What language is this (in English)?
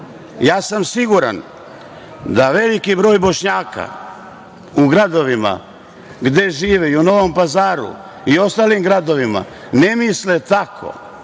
Serbian